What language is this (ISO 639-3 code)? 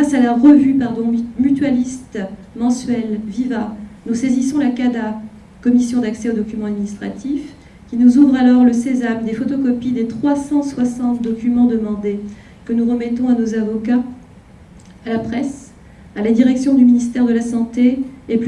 fra